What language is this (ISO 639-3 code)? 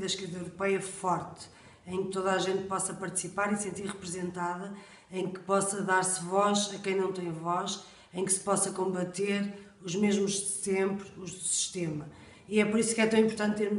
por